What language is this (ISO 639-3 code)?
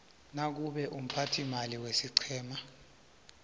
nbl